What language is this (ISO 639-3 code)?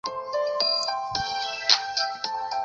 zho